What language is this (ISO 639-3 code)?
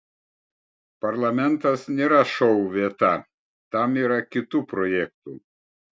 lit